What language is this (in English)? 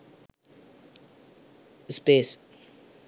Sinhala